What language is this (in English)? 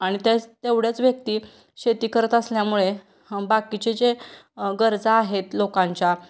Marathi